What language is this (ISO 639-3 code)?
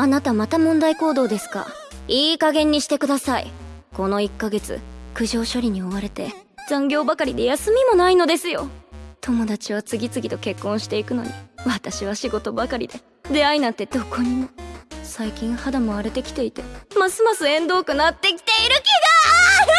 jpn